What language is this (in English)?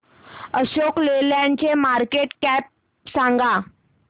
Marathi